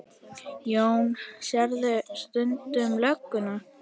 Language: Icelandic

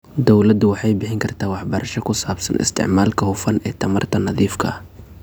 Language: Somali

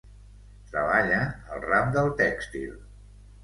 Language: Catalan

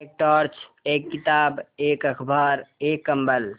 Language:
Hindi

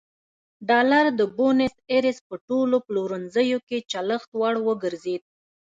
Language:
Pashto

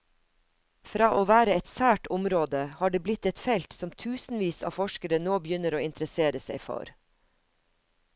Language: Norwegian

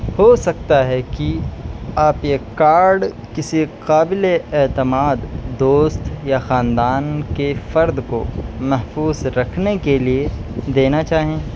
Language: Urdu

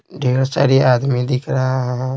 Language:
Hindi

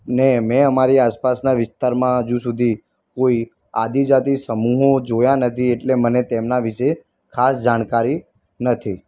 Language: Gujarati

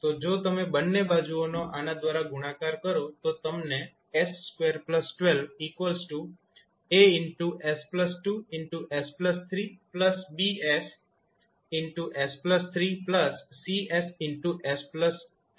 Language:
Gujarati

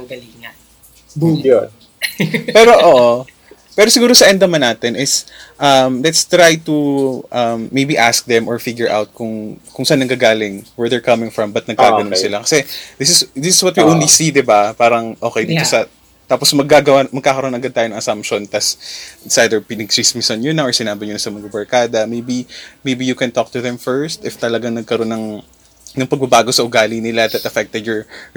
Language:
Filipino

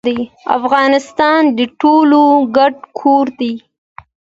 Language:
Pashto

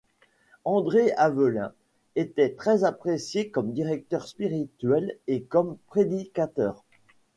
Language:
French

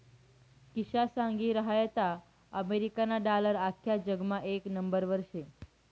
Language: Marathi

